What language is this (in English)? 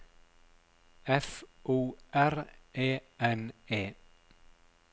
Norwegian